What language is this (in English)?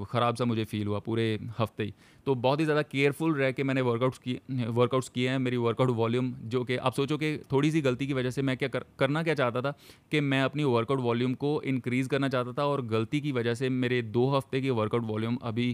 Hindi